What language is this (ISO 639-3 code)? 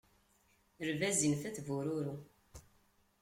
kab